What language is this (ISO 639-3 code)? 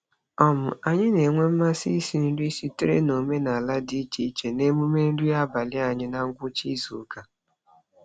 ibo